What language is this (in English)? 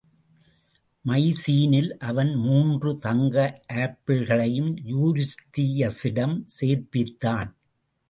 Tamil